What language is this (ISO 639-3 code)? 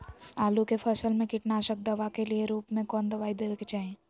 mag